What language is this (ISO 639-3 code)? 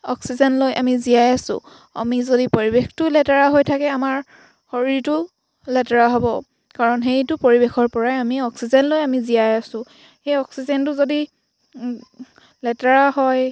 asm